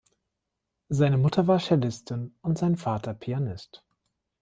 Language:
German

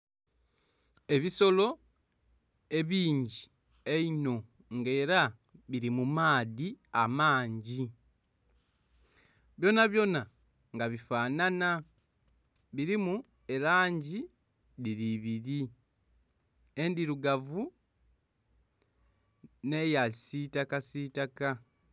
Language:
Soga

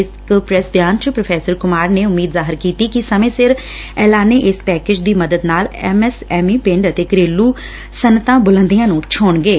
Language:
Punjabi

